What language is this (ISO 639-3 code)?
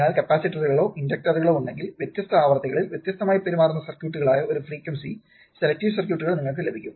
mal